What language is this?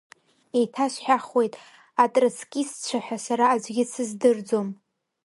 Abkhazian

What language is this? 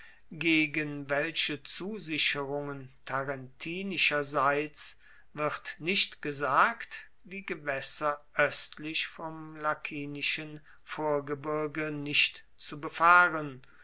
German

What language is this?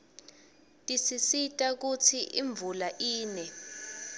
Swati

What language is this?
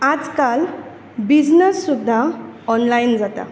Konkani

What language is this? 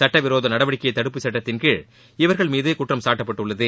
Tamil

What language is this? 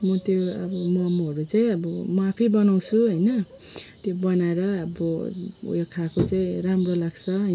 Nepali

